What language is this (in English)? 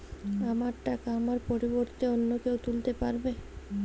Bangla